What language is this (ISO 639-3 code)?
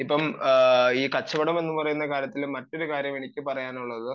mal